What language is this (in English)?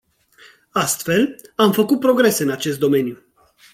Romanian